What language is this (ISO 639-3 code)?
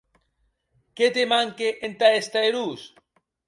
oci